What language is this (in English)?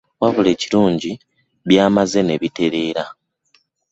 Ganda